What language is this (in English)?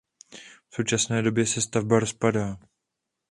Czech